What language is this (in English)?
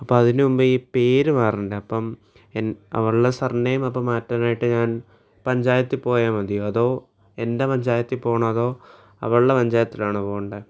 Malayalam